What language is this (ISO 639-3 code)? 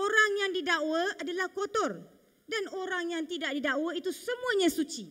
msa